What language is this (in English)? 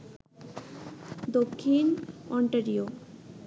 Bangla